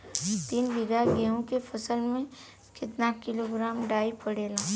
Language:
Bhojpuri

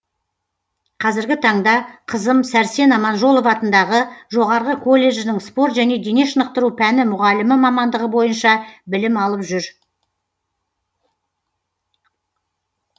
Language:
Kazakh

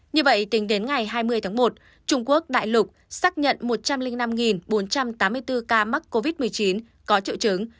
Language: Vietnamese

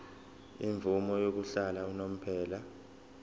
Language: Zulu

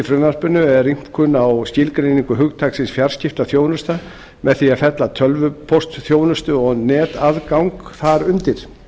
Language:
Icelandic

